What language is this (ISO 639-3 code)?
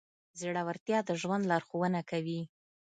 pus